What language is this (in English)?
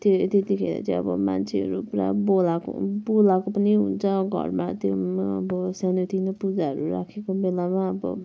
Nepali